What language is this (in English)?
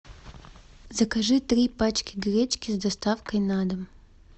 Russian